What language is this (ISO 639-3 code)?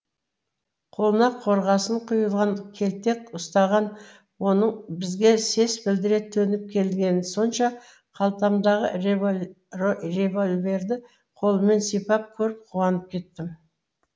kaz